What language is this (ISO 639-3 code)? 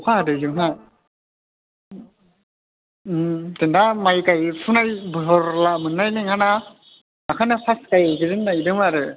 brx